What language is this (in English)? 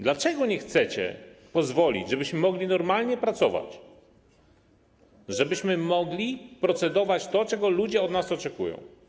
Polish